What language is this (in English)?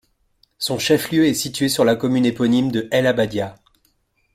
French